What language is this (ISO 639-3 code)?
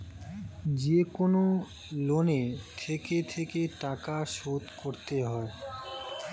ben